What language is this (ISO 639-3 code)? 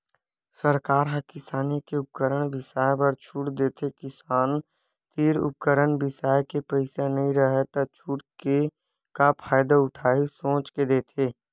hne